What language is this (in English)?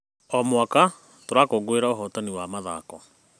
Kikuyu